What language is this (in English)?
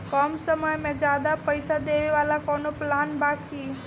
Bhojpuri